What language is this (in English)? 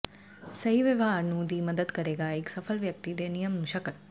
Punjabi